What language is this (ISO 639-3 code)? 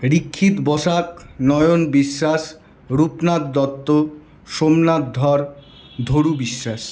ben